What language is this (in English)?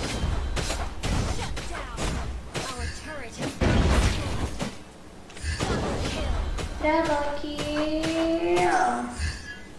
Indonesian